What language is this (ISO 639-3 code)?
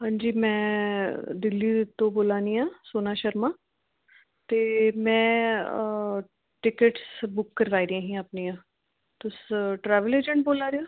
doi